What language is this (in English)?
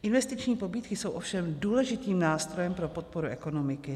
Czech